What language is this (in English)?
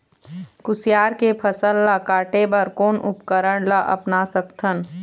Chhattisgarhi